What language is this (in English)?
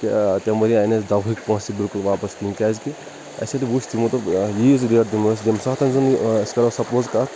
Kashmiri